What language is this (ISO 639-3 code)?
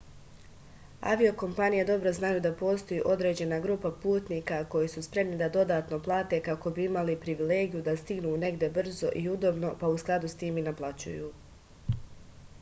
srp